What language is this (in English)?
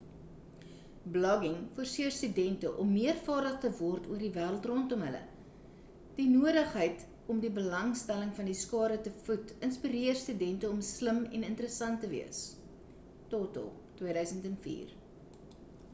Afrikaans